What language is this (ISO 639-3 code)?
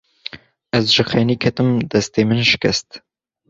kur